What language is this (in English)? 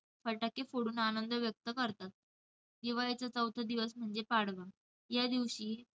Marathi